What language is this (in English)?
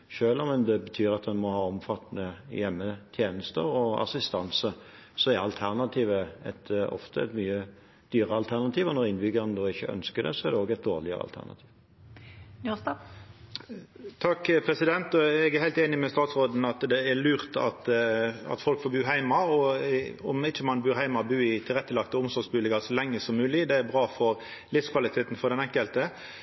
Norwegian